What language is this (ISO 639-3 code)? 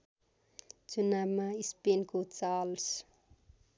nep